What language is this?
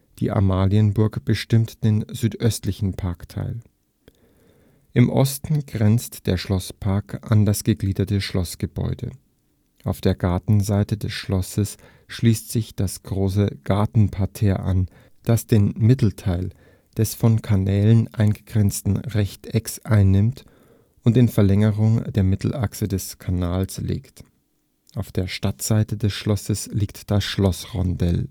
German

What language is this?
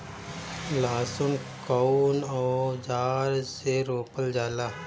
Bhojpuri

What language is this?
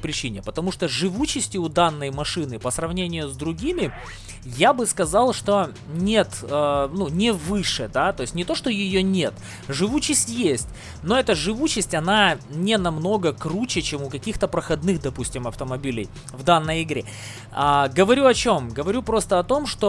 Russian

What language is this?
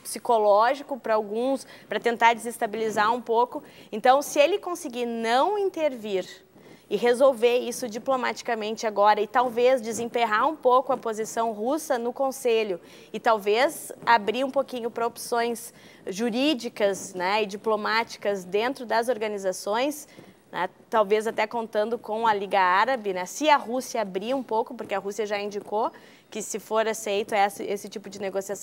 Portuguese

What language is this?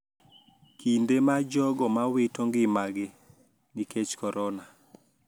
Luo (Kenya and Tanzania)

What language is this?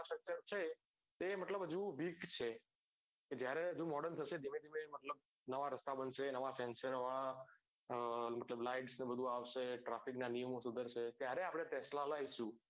Gujarati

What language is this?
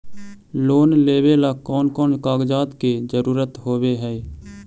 Magahi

